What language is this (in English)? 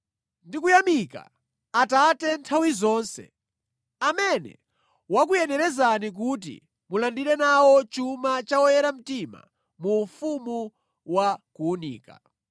Nyanja